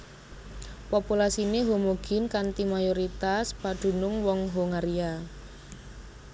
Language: Javanese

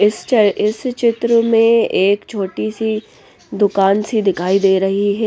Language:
Hindi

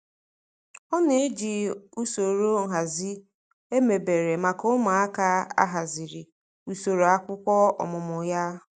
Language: Igbo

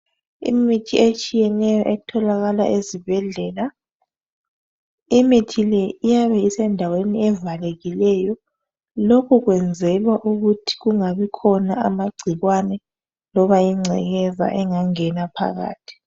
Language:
North Ndebele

